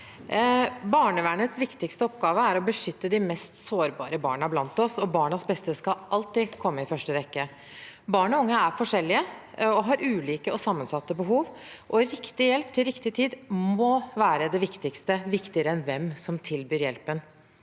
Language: Norwegian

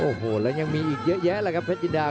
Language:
Thai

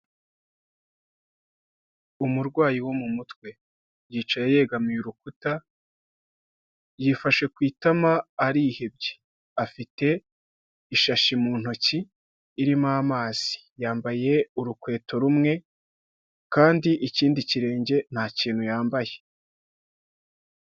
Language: Kinyarwanda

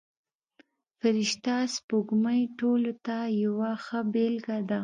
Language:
Pashto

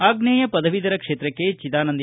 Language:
Kannada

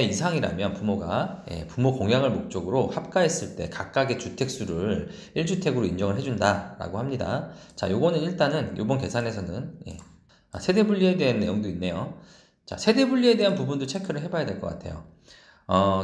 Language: Korean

